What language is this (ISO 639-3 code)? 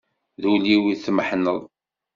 kab